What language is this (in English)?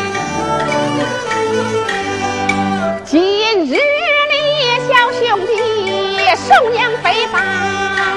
Chinese